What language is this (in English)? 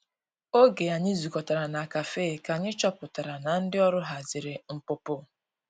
Igbo